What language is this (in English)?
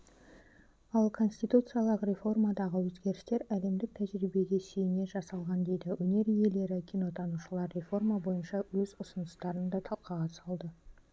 Kazakh